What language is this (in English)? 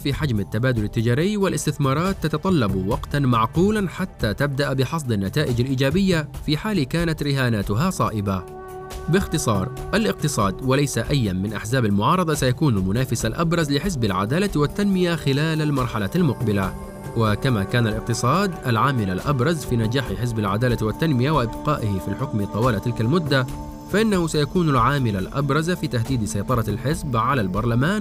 Arabic